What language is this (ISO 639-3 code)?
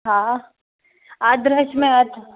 snd